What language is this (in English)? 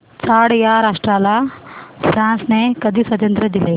Marathi